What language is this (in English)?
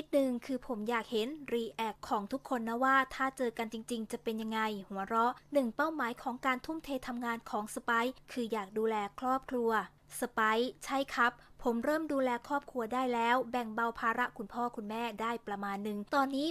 Thai